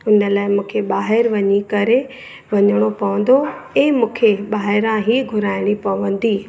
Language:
Sindhi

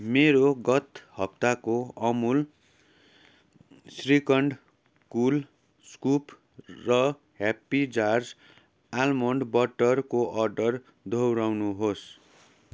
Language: Nepali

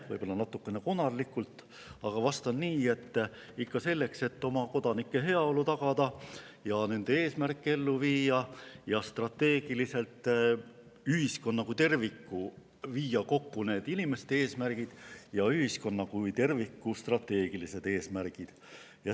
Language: Estonian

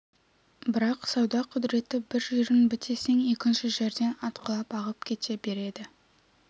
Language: Kazakh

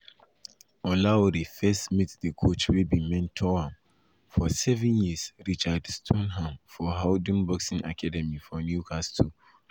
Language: Nigerian Pidgin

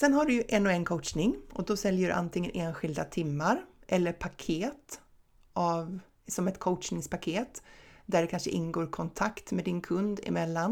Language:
Swedish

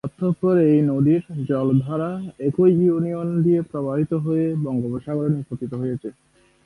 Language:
Bangla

